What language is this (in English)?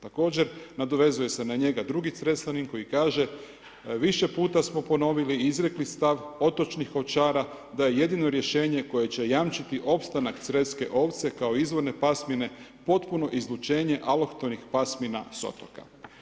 Croatian